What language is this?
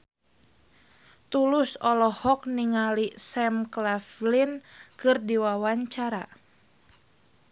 Sundanese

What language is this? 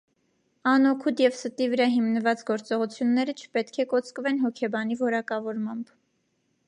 Armenian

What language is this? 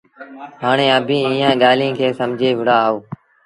Sindhi Bhil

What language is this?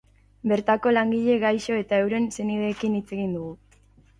Basque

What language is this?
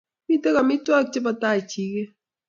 Kalenjin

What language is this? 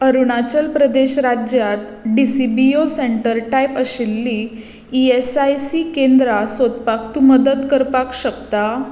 Konkani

